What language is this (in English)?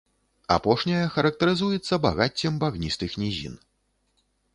Belarusian